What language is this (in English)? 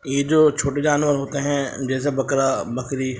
Urdu